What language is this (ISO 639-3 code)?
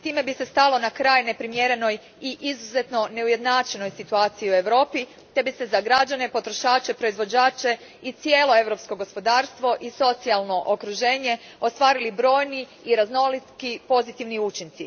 hrv